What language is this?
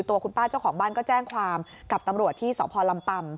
Thai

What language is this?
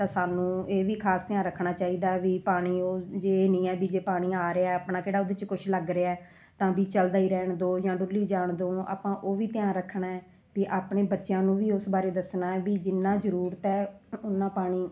Punjabi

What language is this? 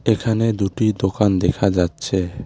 Bangla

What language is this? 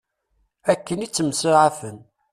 Kabyle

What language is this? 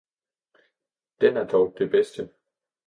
Danish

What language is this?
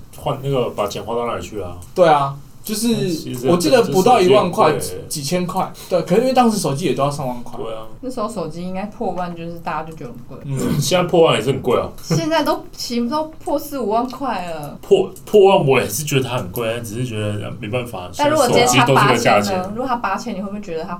Chinese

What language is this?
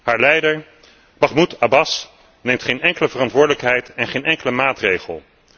Dutch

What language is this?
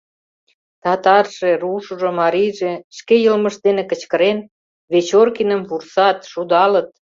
Mari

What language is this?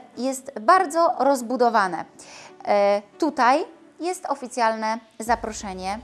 Polish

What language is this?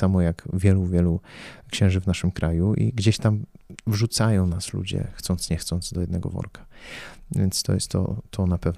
Polish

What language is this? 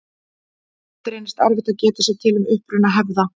Icelandic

